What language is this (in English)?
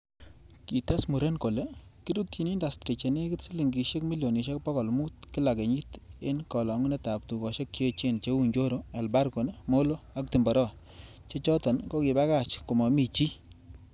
Kalenjin